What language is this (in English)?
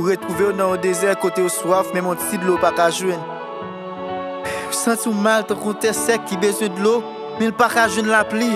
French